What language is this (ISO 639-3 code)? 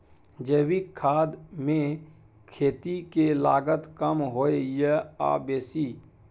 mai